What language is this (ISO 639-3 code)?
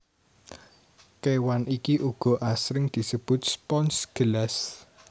jav